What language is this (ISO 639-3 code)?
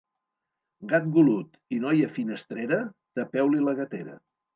cat